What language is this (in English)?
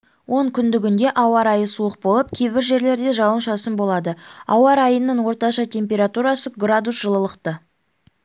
Kazakh